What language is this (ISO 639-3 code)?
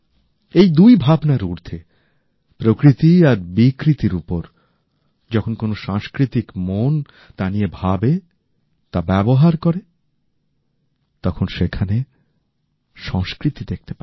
ben